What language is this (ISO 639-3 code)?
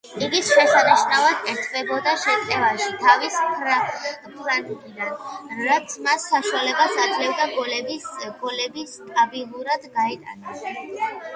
kat